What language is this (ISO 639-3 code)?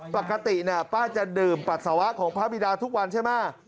tha